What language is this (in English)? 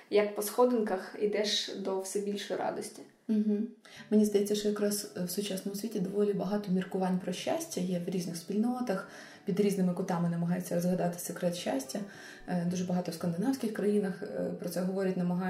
Ukrainian